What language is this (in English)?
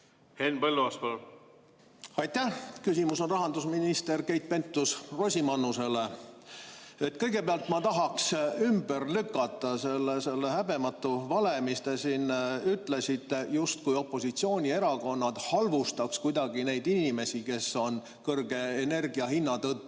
Estonian